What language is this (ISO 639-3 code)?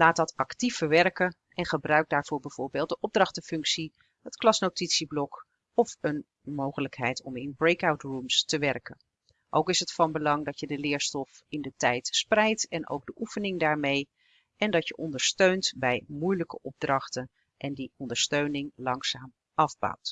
nld